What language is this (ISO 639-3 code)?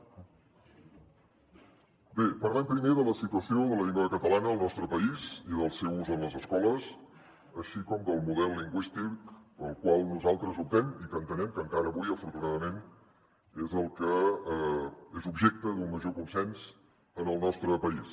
cat